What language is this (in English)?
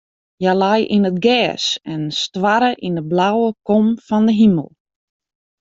Western Frisian